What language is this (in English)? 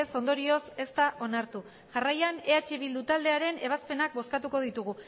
Basque